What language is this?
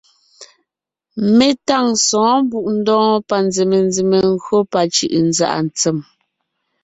Ngiemboon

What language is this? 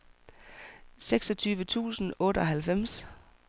Danish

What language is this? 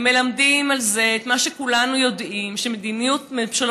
Hebrew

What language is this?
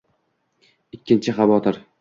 Uzbek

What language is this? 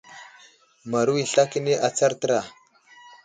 Wuzlam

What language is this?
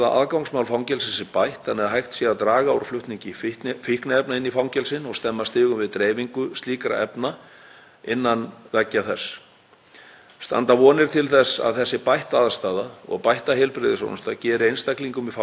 Icelandic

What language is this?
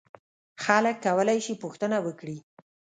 Pashto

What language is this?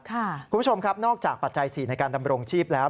Thai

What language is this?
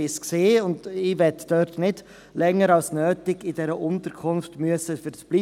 Swiss German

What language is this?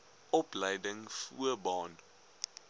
Afrikaans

